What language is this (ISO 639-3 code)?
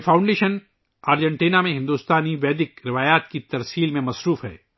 urd